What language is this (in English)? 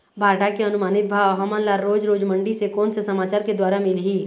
Chhattisgarhi